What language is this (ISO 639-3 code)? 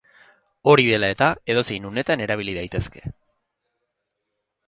eus